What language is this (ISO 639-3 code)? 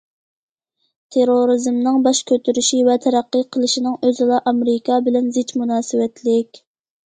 uig